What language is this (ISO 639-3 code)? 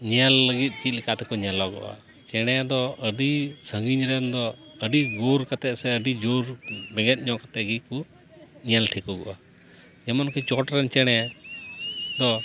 sat